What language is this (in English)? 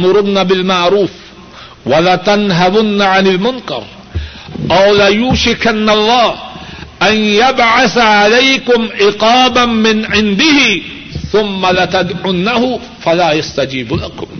Urdu